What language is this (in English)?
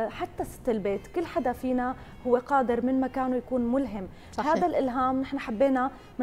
Arabic